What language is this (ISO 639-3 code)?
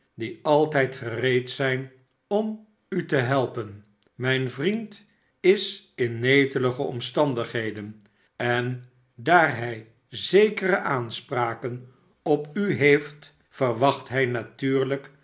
nld